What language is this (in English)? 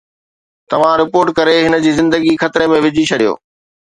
Sindhi